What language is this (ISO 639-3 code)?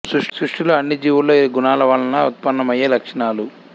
tel